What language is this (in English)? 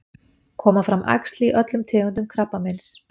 Icelandic